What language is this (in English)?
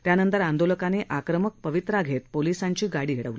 Marathi